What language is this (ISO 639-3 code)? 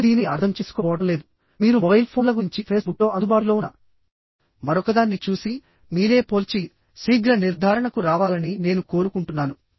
tel